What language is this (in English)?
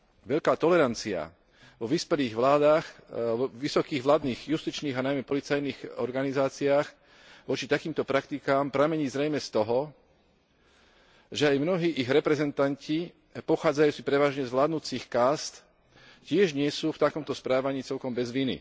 Slovak